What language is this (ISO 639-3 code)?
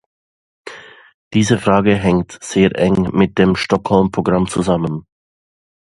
deu